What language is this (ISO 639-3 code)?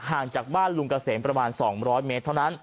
tha